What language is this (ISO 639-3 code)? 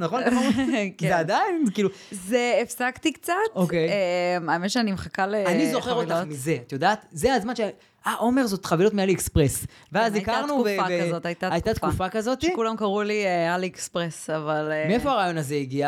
heb